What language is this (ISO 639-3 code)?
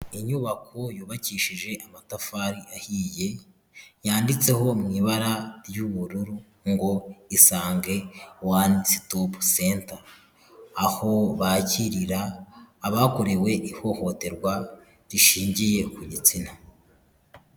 kin